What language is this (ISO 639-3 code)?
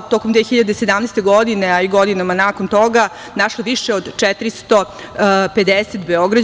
srp